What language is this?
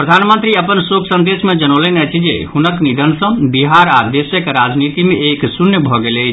Maithili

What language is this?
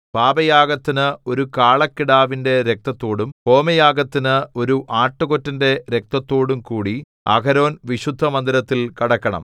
Malayalam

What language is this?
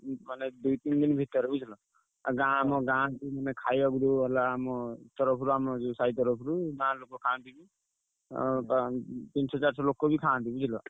Odia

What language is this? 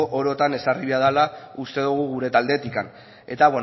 Basque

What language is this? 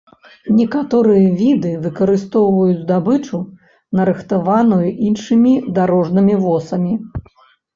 Belarusian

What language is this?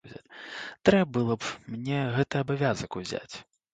Belarusian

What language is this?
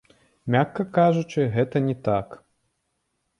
Belarusian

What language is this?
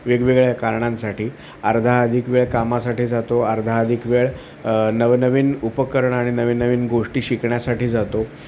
Marathi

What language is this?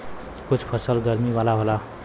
Bhojpuri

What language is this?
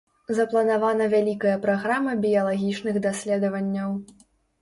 Belarusian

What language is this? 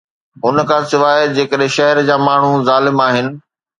Sindhi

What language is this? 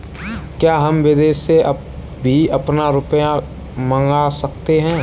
Hindi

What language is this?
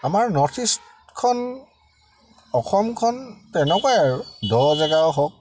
Assamese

